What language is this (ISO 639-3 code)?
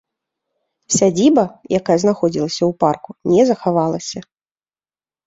bel